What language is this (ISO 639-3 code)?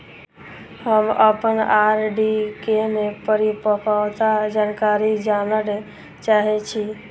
mai